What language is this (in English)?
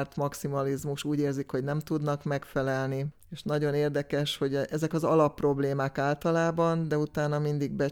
Hungarian